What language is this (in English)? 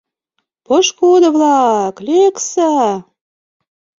Mari